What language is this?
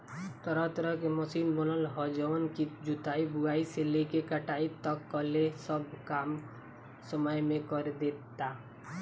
Bhojpuri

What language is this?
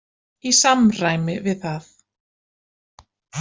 Icelandic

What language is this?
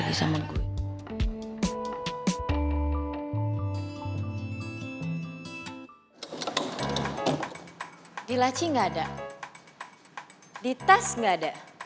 Indonesian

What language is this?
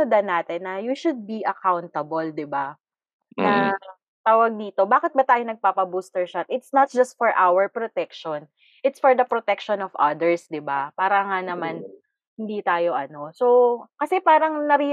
Filipino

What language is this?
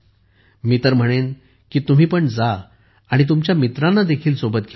Marathi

